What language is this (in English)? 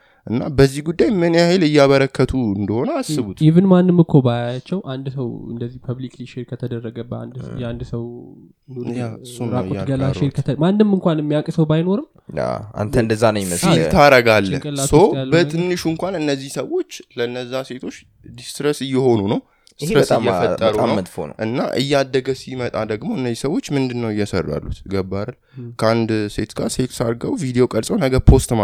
Amharic